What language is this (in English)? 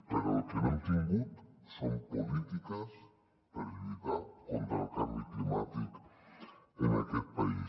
Catalan